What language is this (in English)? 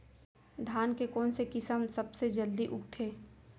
Chhattisgarhi